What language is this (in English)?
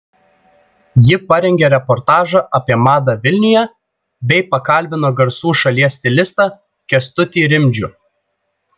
Lithuanian